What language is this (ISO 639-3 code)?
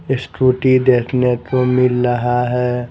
hin